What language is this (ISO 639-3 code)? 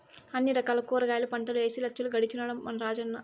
tel